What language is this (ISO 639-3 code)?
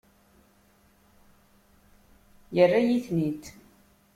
kab